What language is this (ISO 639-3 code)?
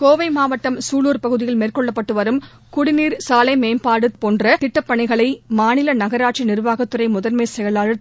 tam